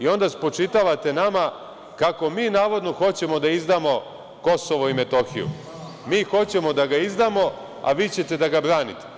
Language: Serbian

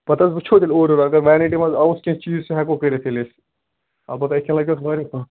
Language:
Kashmiri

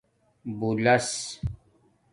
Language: Domaaki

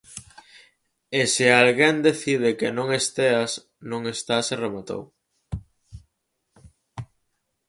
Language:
Galician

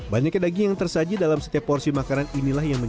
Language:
Indonesian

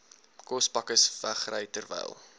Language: Afrikaans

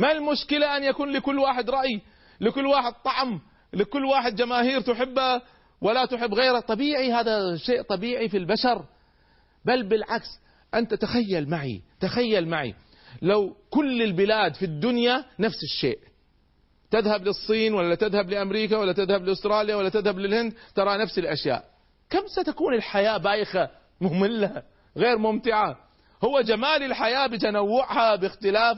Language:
Arabic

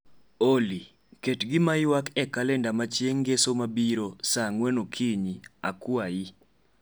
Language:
Luo (Kenya and Tanzania)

